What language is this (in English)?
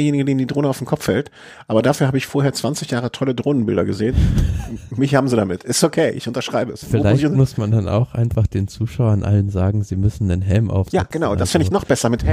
German